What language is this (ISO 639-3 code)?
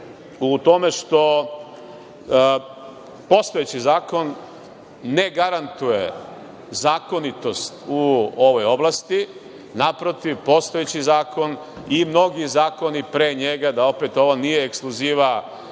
srp